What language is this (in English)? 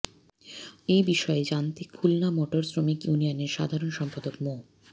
Bangla